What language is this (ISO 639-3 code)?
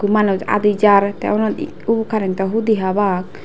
ccp